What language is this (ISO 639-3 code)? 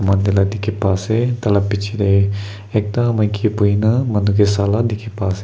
nag